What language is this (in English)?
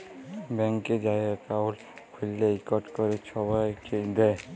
Bangla